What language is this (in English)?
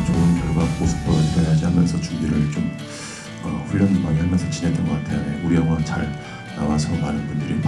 Korean